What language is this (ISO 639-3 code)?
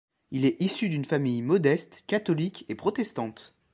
fra